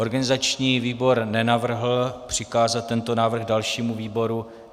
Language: Czech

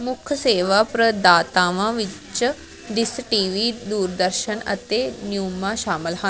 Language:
Punjabi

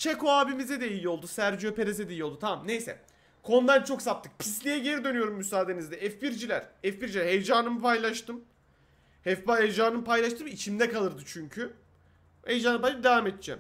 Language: Turkish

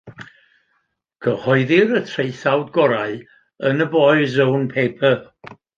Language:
Welsh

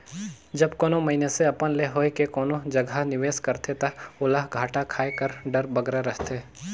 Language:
Chhattisgarhi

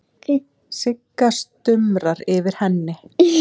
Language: Icelandic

